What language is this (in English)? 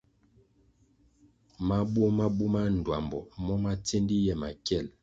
Kwasio